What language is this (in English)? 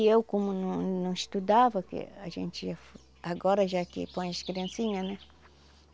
Portuguese